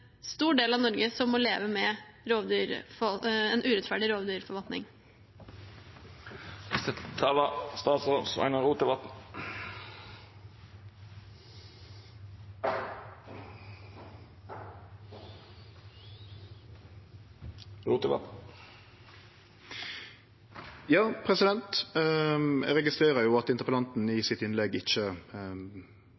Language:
Norwegian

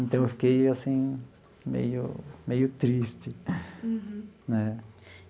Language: Portuguese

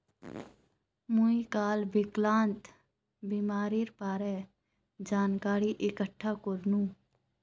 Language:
Magahi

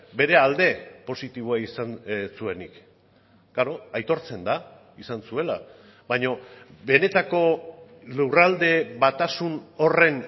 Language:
Basque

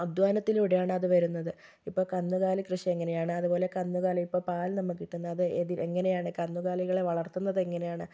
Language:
Malayalam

